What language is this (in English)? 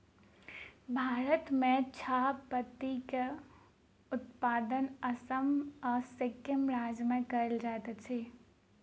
Maithili